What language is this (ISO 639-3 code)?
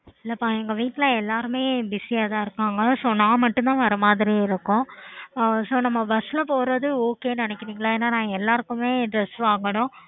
tam